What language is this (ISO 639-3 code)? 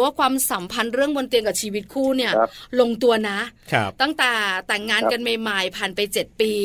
tha